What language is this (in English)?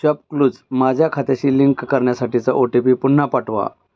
Marathi